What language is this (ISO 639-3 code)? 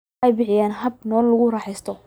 som